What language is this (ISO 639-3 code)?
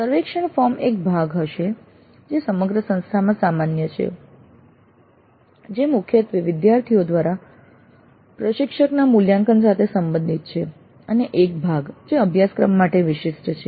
guj